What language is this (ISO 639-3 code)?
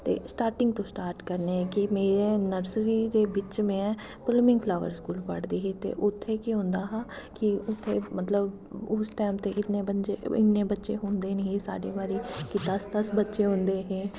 doi